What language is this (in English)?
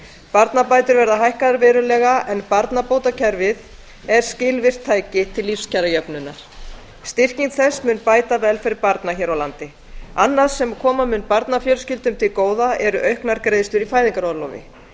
Icelandic